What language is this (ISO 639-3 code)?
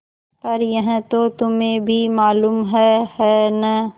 hin